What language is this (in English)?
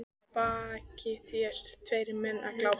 Icelandic